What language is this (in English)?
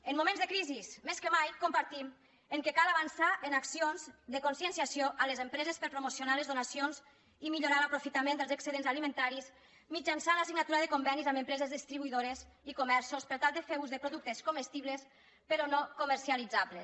Catalan